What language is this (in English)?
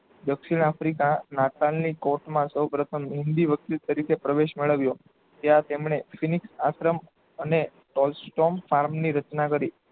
Gujarati